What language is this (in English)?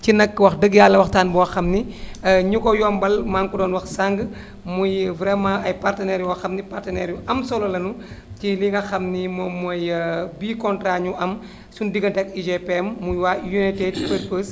Wolof